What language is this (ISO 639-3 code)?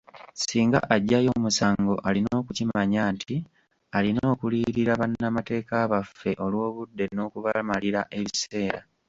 lug